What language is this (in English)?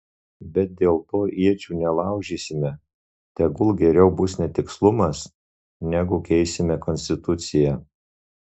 Lithuanian